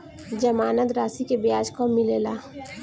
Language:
Bhojpuri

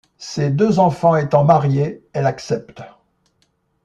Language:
French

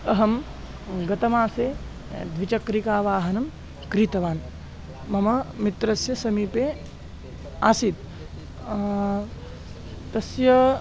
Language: Sanskrit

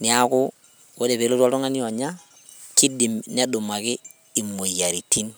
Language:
Masai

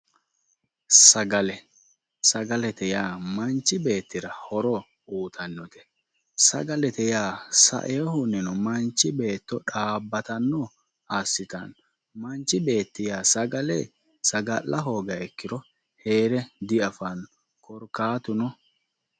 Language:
Sidamo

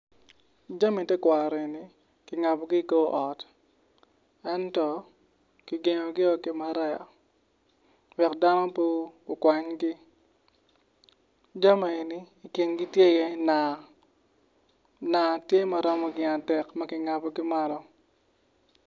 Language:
Acoli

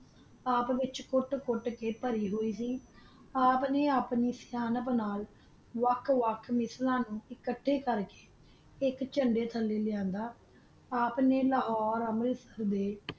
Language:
Punjabi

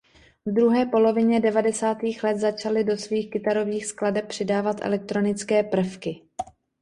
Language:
Czech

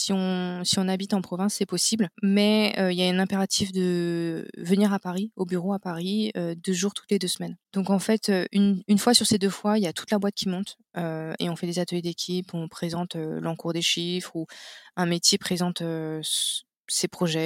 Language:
French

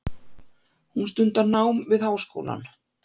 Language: Icelandic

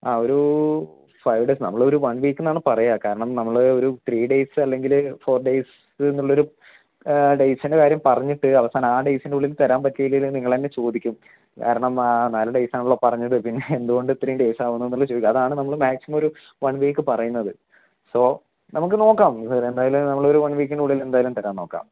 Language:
Malayalam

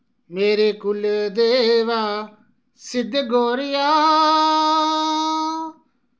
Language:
Dogri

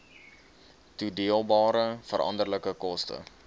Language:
Afrikaans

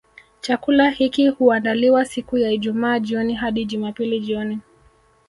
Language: Swahili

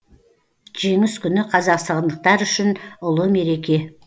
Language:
Kazakh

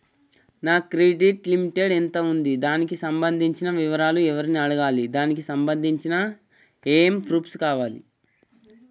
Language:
Telugu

